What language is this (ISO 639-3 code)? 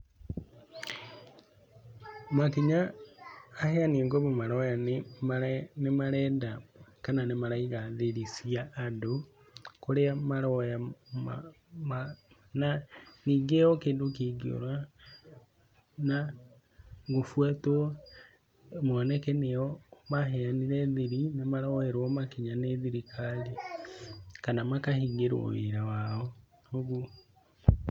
kik